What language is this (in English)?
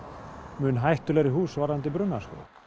Icelandic